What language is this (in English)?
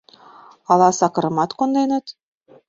Mari